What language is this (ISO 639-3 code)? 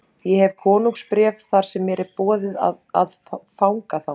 isl